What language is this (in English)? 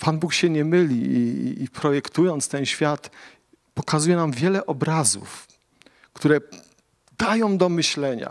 Polish